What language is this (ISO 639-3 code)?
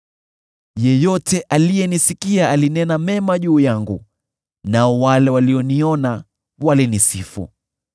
swa